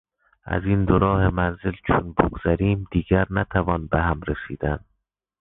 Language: Persian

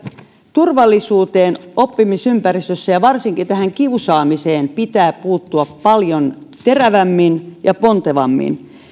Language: Finnish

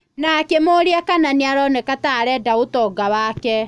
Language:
Kikuyu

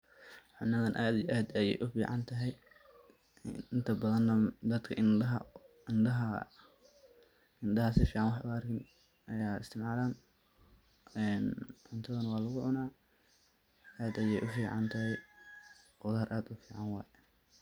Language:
Somali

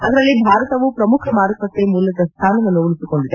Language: Kannada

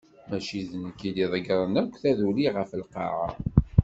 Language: Kabyle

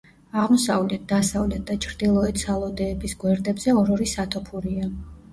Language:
Georgian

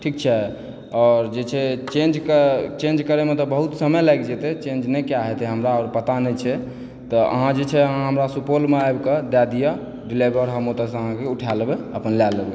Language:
Maithili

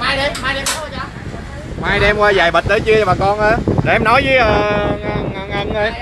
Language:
Vietnamese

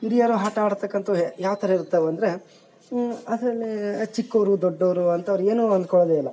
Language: Kannada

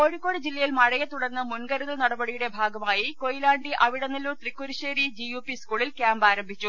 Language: Malayalam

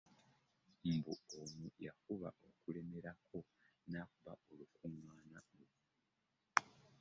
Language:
Ganda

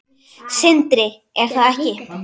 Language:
Icelandic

